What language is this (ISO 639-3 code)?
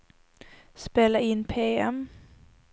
swe